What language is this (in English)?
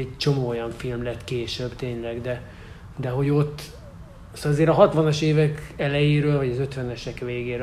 Hungarian